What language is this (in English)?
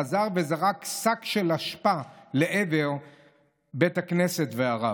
Hebrew